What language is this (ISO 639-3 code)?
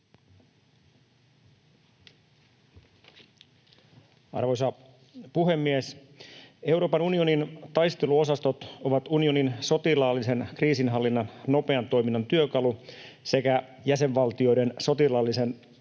fin